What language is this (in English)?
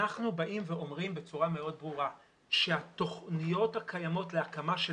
Hebrew